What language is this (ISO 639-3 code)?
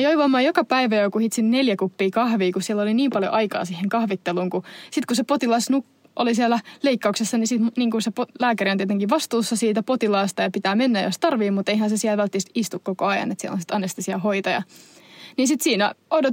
fin